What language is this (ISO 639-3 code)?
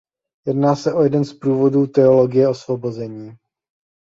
ces